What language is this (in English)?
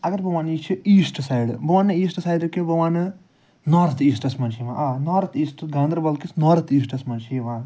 Kashmiri